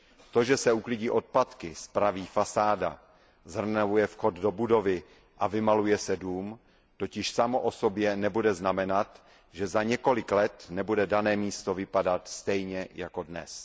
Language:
Czech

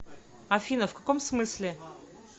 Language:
Russian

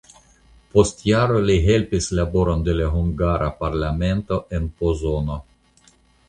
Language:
Esperanto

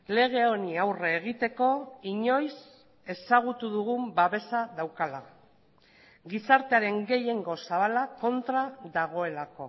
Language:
Basque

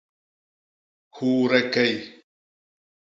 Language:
Basaa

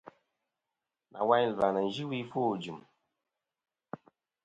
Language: Kom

